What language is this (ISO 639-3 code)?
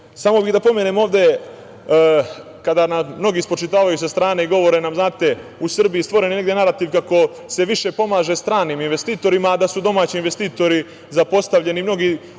srp